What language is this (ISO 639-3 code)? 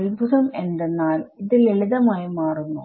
mal